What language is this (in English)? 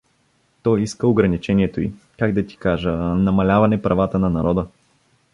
Bulgarian